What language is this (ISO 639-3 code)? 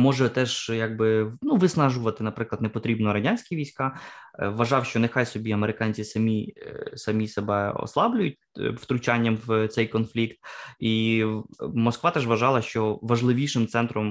ukr